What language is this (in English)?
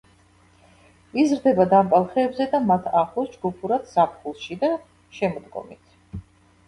Georgian